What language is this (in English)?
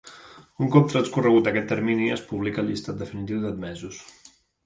Catalan